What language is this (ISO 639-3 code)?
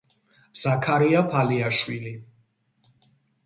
kat